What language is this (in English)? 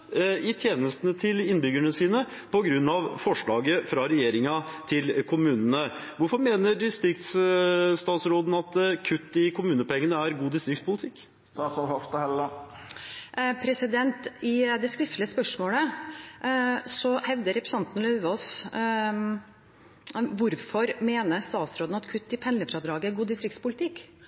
Norwegian Bokmål